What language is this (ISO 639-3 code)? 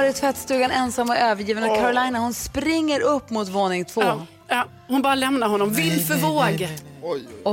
swe